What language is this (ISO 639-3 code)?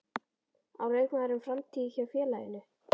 isl